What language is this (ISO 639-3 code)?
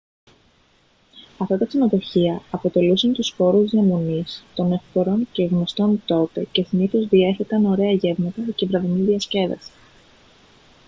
ell